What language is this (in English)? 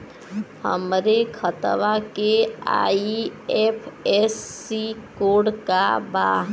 Bhojpuri